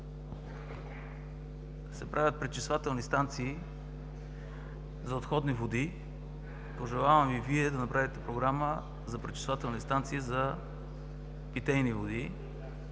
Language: Bulgarian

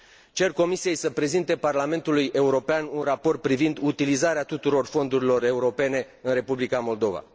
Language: Romanian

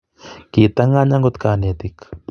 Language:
Kalenjin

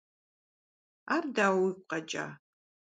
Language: Kabardian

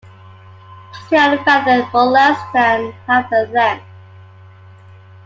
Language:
English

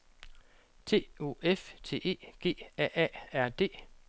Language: Danish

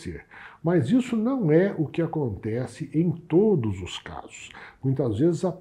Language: Portuguese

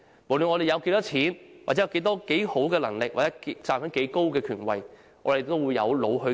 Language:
Cantonese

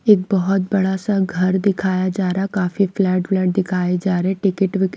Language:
Hindi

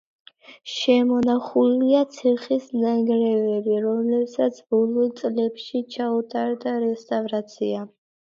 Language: Georgian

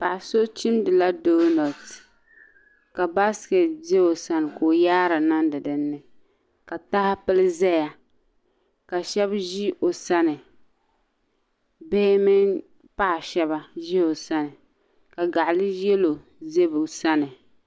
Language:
Dagbani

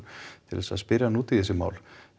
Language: Icelandic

